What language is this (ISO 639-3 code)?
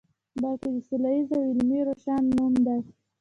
pus